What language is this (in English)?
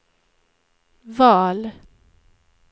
Swedish